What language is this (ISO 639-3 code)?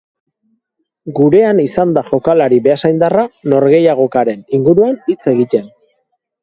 eus